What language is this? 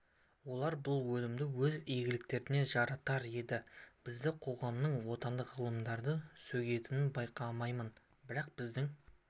Kazakh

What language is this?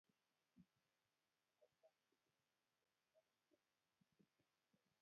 Kalenjin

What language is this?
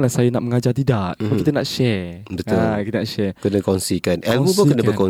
Malay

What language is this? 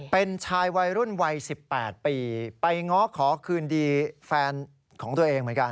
Thai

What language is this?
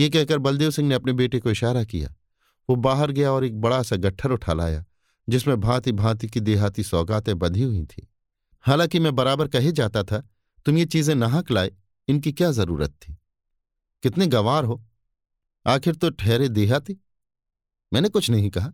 Hindi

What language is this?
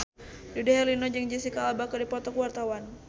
Sundanese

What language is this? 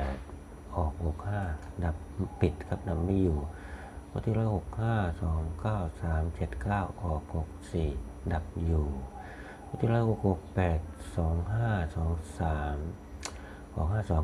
Thai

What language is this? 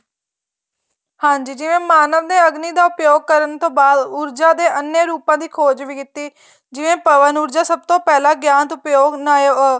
Punjabi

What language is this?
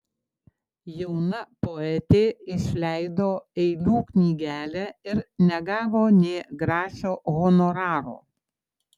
Lithuanian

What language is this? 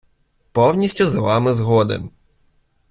Ukrainian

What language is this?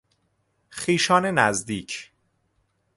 Persian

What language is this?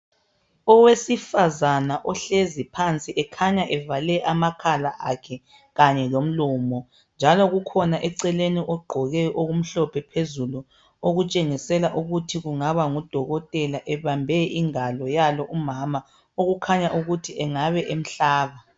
North Ndebele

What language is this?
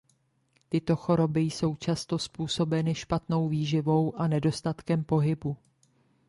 Czech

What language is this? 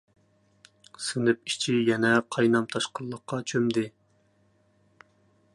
Uyghur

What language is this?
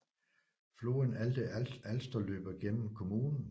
Danish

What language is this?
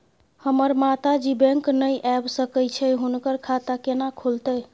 Maithili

